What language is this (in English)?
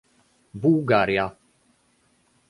Polish